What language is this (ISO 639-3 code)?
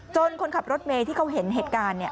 tha